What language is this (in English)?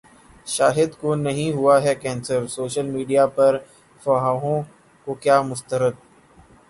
Urdu